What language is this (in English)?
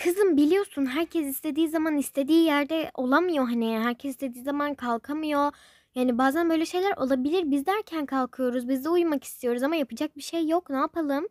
Turkish